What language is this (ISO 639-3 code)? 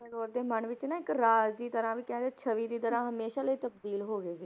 pan